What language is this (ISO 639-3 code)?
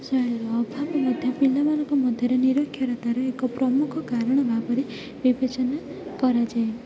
ori